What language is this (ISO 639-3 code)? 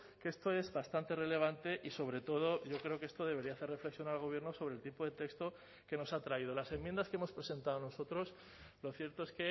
spa